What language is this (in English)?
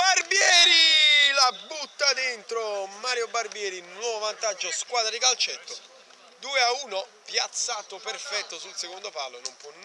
Italian